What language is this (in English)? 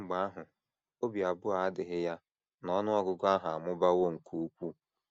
Igbo